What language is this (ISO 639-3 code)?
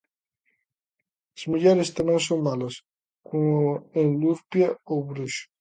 glg